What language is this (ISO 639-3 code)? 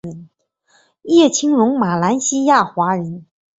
zho